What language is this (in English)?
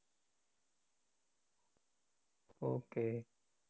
Gujarati